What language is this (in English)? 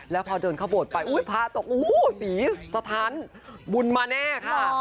Thai